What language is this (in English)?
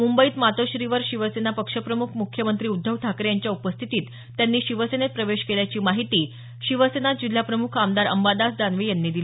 Marathi